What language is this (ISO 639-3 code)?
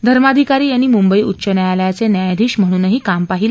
mar